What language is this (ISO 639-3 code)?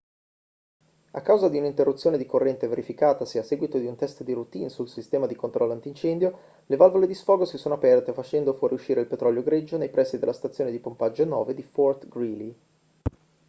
ita